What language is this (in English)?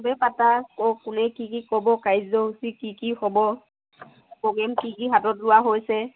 Assamese